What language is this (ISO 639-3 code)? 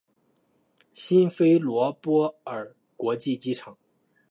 zho